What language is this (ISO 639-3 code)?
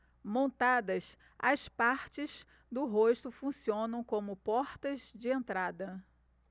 por